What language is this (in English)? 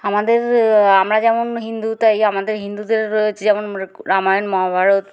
Bangla